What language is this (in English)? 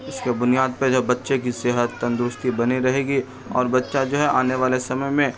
Urdu